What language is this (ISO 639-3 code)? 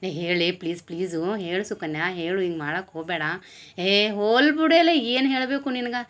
kan